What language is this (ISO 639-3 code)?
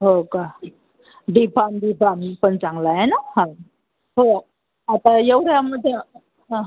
mar